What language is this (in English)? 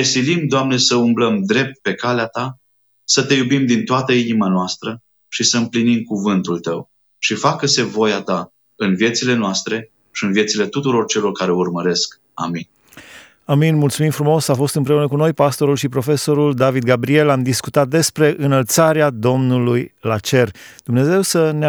Romanian